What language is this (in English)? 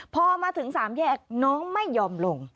Thai